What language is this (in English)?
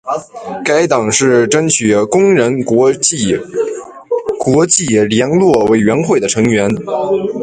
Chinese